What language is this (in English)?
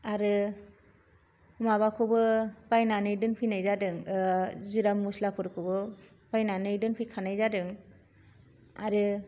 Bodo